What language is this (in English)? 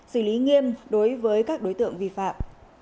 Vietnamese